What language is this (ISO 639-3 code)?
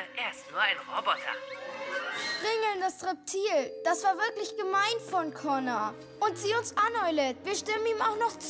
deu